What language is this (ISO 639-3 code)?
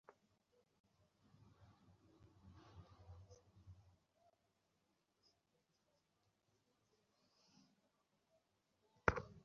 ben